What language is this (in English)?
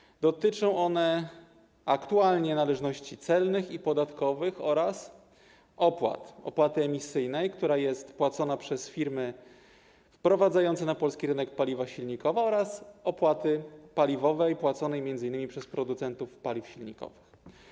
Polish